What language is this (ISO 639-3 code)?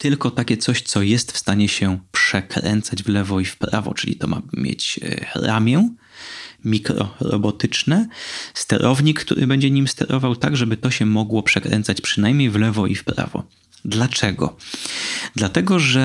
pol